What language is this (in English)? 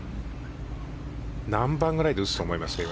Japanese